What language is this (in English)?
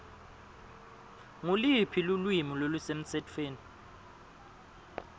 Swati